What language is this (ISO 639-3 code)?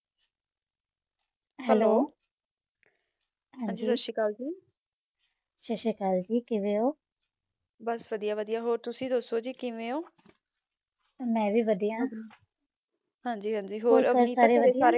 pan